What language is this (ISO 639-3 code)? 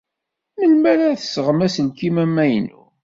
kab